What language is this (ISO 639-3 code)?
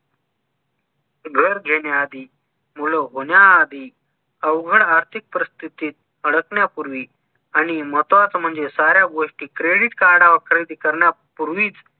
mar